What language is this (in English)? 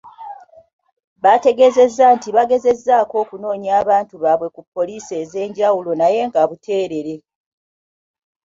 Ganda